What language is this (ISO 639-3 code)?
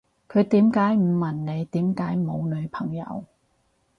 yue